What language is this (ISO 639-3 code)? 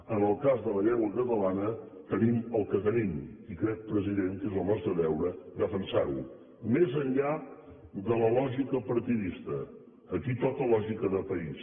cat